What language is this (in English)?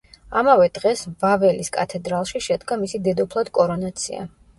Georgian